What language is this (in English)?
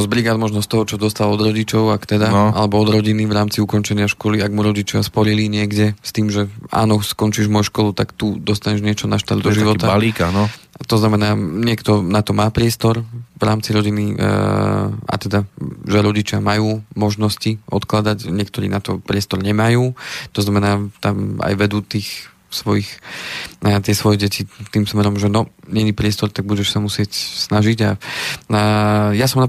Slovak